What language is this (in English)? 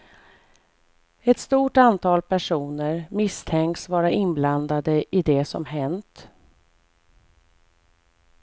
Swedish